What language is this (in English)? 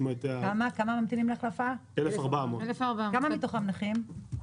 Hebrew